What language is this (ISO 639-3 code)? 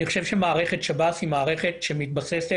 heb